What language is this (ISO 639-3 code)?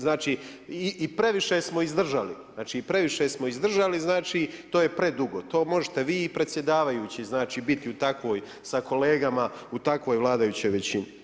hrv